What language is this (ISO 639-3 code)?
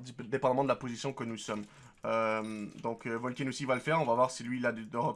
fra